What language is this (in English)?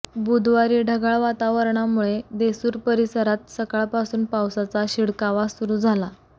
Marathi